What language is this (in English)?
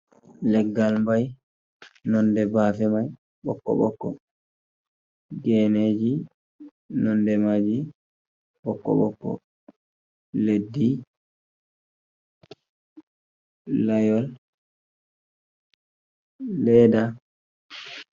Fula